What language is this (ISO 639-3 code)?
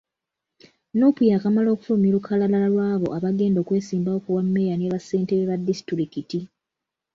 lug